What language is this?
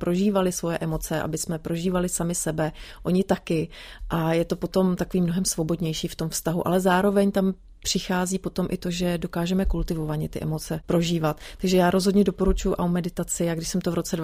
Czech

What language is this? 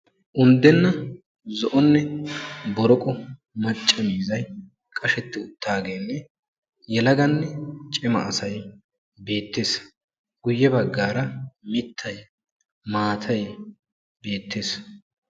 Wolaytta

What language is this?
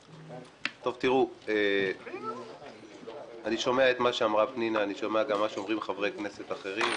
Hebrew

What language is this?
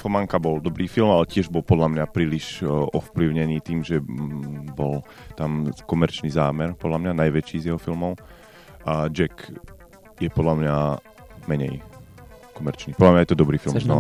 Slovak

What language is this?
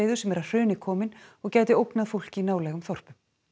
Icelandic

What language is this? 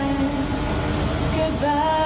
Thai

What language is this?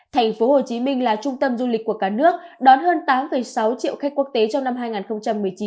Vietnamese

